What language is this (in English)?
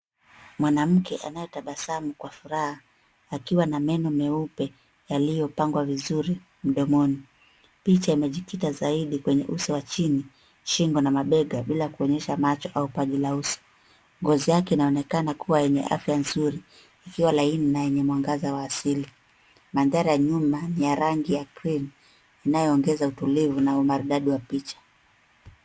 Swahili